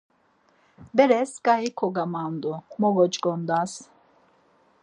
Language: Laz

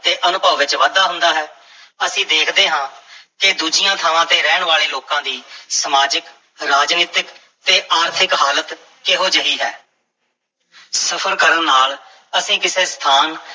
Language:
Punjabi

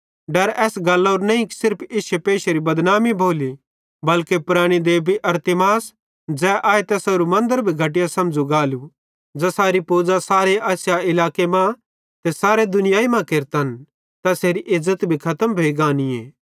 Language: Bhadrawahi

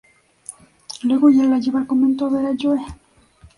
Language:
Spanish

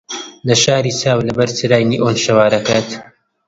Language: Central Kurdish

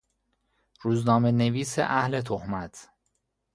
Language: Persian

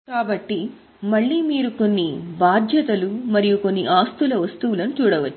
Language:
Telugu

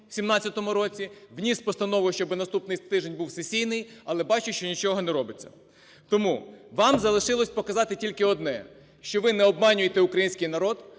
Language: Ukrainian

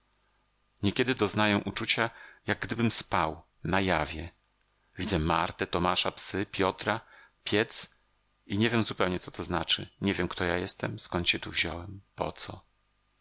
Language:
Polish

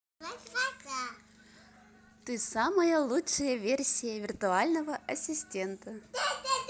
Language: Russian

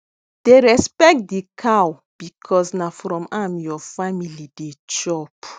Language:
Nigerian Pidgin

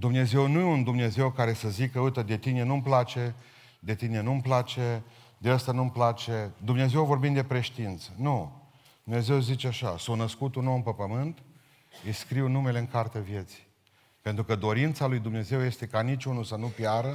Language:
Romanian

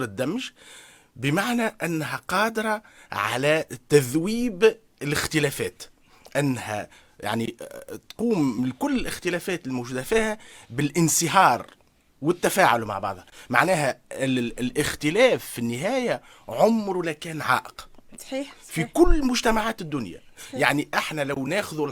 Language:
Arabic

